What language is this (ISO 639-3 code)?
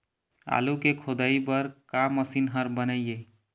hne